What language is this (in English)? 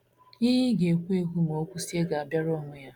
Igbo